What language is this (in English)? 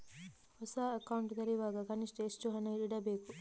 Kannada